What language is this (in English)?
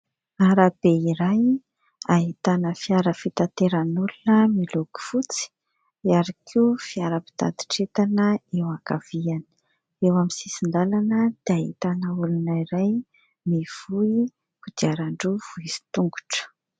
Malagasy